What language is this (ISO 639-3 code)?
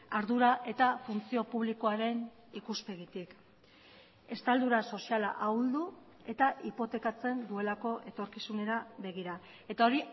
eus